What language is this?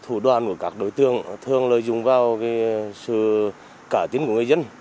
Vietnamese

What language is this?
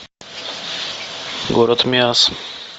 Russian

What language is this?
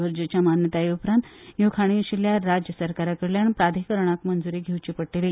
Konkani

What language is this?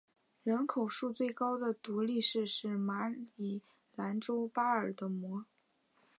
Chinese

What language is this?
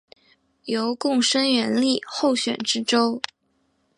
Chinese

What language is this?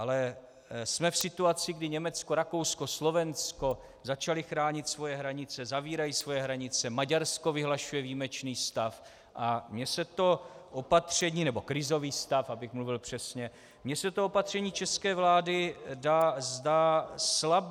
Czech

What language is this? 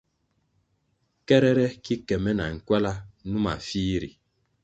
Kwasio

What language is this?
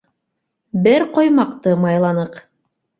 Bashkir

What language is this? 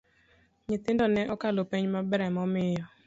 Luo (Kenya and Tanzania)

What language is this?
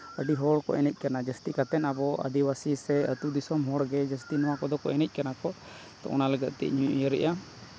Santali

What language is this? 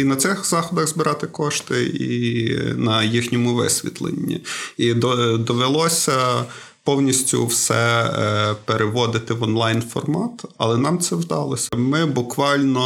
Ukrainian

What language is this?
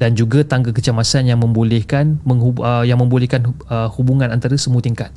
Malay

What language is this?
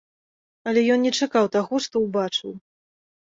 Belarusian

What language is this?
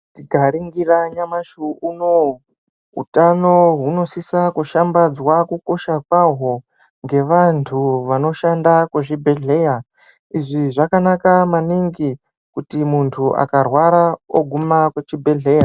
Ndau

